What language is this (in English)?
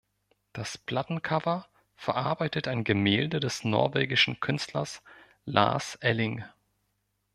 German